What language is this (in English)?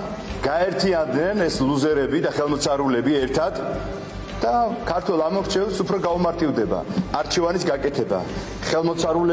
Romanian